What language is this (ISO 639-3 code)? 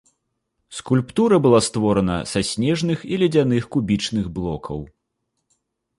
bel